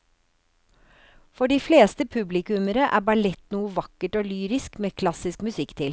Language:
Norwegian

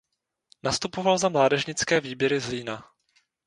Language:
Czech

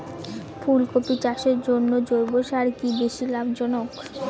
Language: Bangla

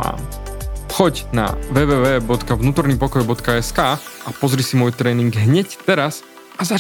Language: Slovak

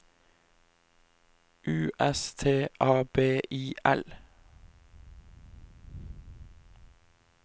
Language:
Norwegian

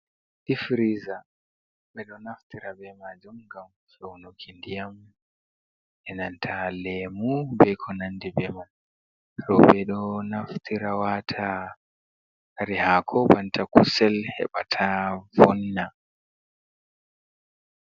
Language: Fula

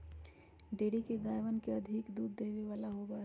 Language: Magahi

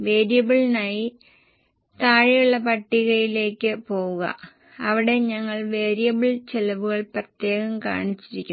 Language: Malayalam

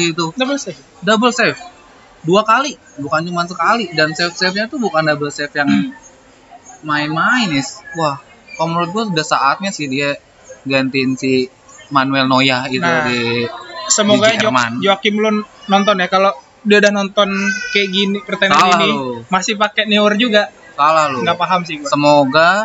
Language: Indonesian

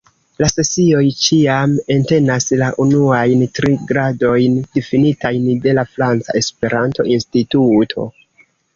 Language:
Esperanto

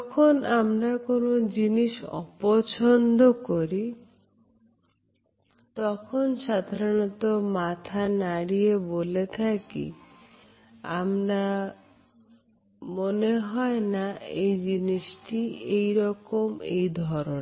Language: Bangla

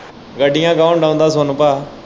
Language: Punjabi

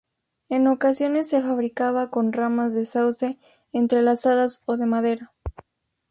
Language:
Spanish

